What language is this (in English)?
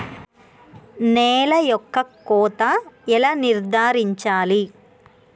Telugu